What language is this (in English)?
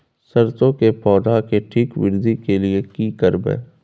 Maithili